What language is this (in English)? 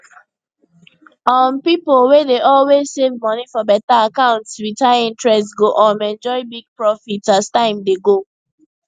Nigerian Pidgin